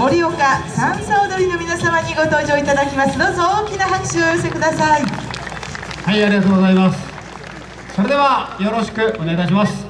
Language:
Japanese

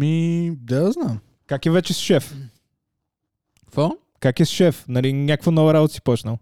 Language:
Bulgarian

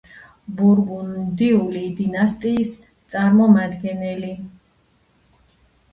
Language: Georgian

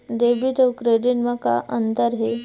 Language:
Chhattisgarhi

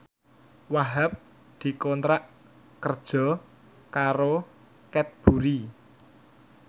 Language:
Javanese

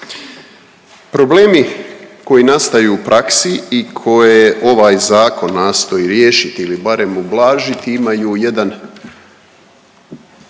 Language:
Croatian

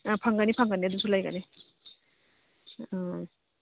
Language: Manipuri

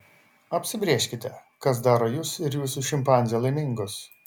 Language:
Lithuanian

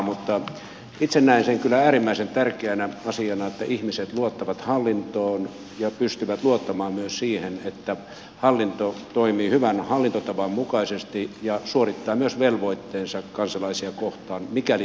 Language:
Finnish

